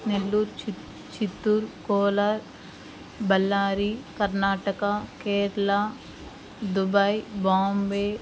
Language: Telugu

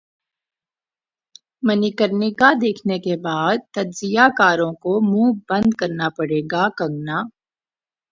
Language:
Urdu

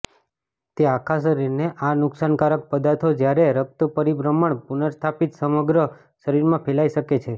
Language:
Gujarati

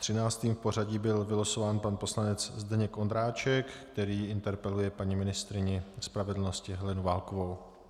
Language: Czech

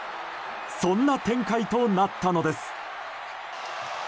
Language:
Japanese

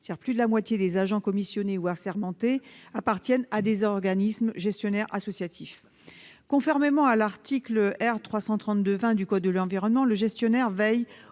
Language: French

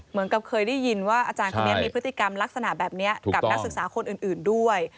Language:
Thai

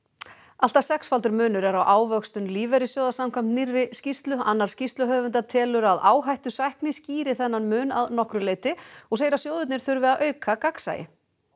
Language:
Icelandic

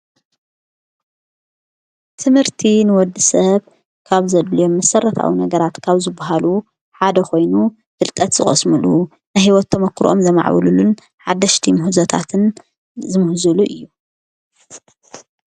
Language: Tigrinya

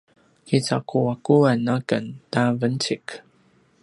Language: Paiwan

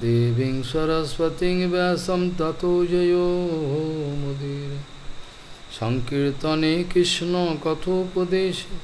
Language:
English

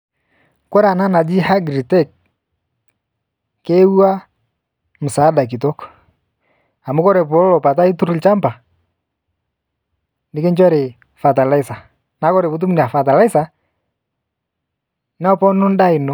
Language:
Masai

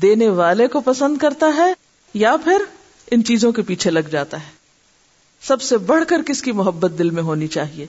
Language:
Urdu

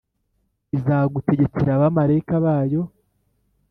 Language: Kinyarwanda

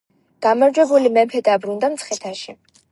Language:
Georgian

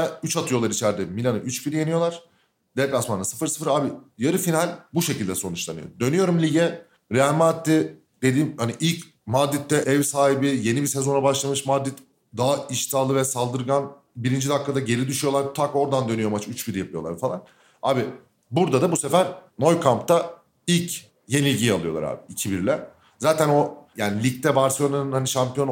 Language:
Turkish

